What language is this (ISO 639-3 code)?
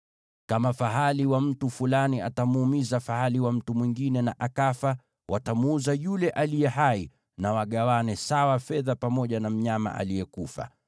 swa